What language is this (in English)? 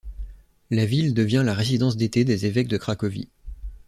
French